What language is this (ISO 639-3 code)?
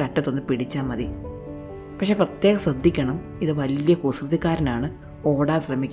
mal